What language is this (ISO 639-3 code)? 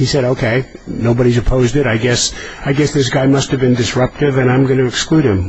eng